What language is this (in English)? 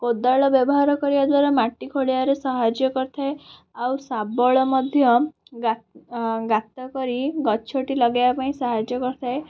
Odia